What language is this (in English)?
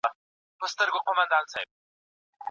Pashto